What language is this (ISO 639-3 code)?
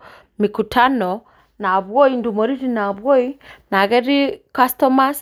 mas